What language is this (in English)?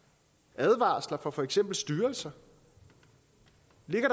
Danish